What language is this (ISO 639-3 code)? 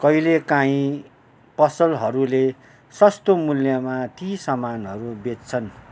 nep